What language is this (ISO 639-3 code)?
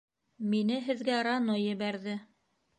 bak